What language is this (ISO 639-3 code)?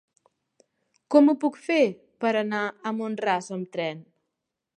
cat